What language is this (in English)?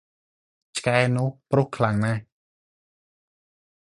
Khmer